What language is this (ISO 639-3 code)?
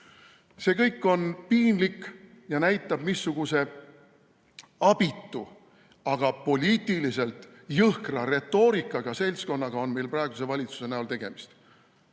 est